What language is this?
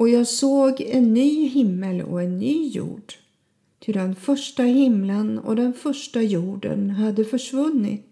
Swedish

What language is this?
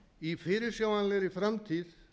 Icelandic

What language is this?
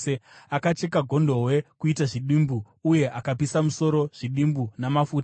Shona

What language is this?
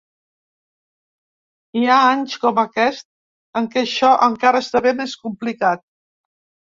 Catalan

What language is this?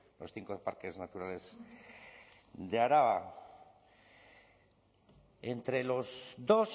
Spanish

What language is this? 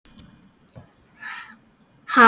Icelandic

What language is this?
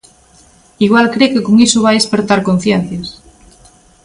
Galician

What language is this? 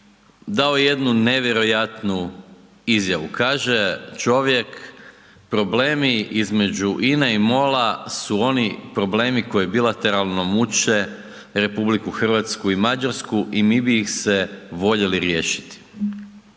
Croatian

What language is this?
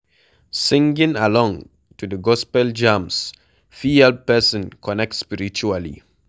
Nigerian Pidgin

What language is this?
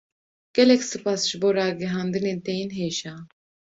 Kurdish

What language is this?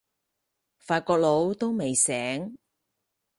Cantonese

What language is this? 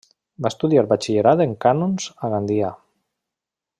Catalan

